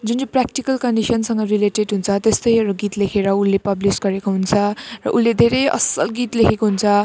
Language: Nepali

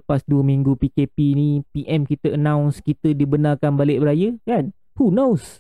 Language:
Malay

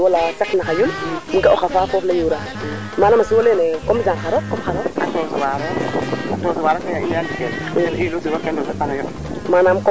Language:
Serer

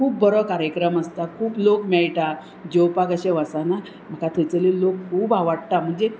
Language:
Konkani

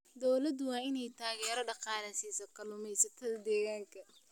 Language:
Somali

